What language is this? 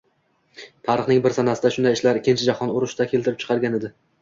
Uzbek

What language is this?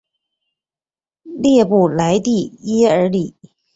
Chinese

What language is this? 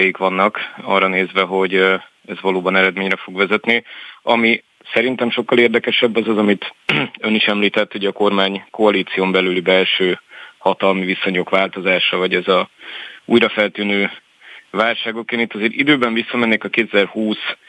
Hungarian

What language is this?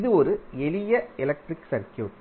Tamil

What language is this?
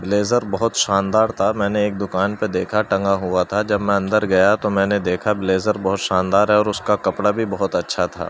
Urdu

